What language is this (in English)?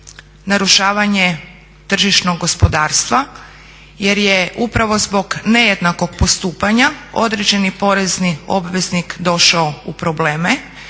Croatian